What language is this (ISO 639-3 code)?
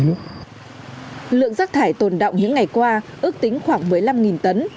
vie